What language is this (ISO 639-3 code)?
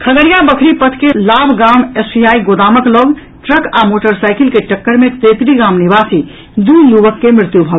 mai